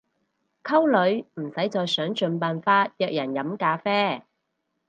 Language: Cantonese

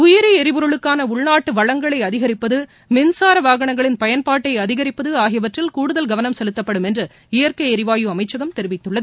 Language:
Tamil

